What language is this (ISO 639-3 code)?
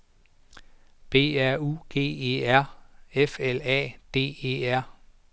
dan